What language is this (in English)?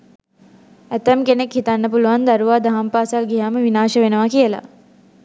Sinhala